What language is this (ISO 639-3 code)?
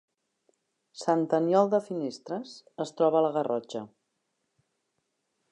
cat